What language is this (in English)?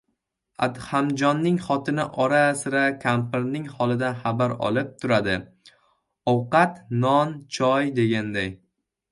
Uzbek